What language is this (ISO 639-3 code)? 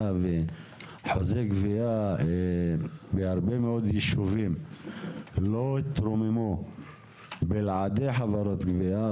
heb